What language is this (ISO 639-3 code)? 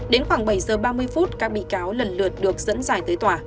vie